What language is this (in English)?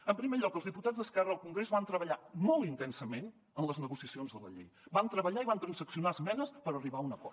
Catalan